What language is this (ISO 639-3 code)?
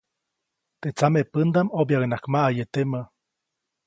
zoc